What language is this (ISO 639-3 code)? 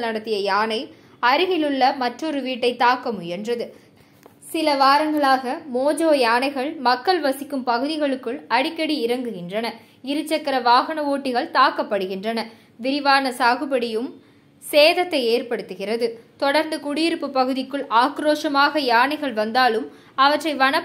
mal